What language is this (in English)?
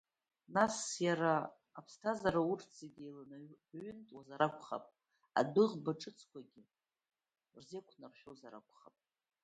Abkhazian